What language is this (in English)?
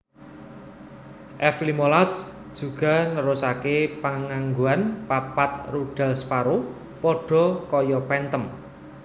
Javanese